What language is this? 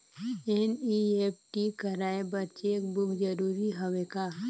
Chhattisgarhi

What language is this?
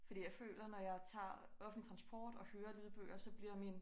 Danish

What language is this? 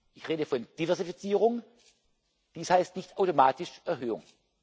German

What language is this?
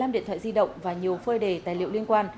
Vietnamese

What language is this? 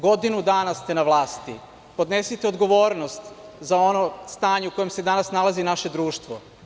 Serbian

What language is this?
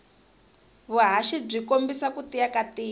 Tsonga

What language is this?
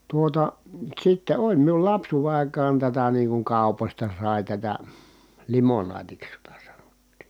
Finnish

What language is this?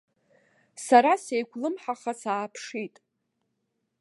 Abkhazian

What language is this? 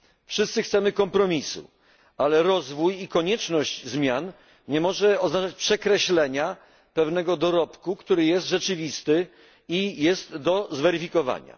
Polish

